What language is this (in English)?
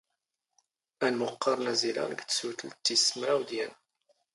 Standard Moroccan Tamazight